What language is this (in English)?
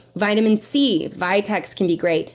English